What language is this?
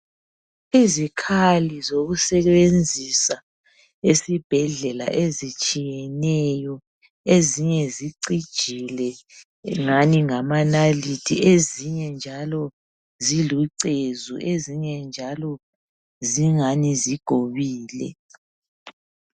North Ndebele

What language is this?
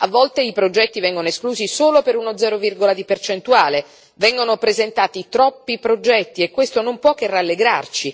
Italian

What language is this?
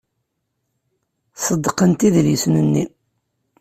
Kabyle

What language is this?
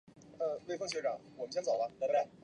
Chinese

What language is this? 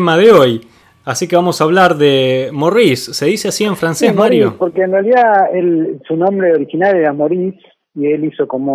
Spanish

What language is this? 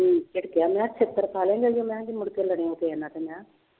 Punjabi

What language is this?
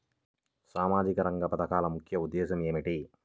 Telugu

